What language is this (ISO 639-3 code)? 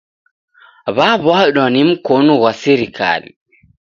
dav